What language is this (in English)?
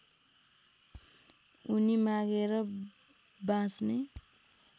Nepali